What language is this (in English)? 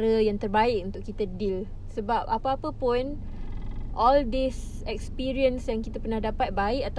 Malay